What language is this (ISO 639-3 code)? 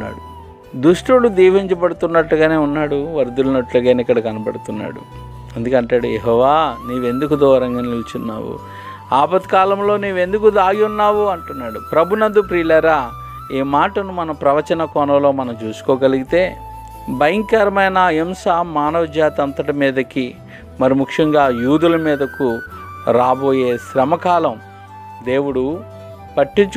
tel